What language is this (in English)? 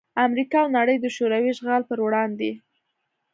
Pashto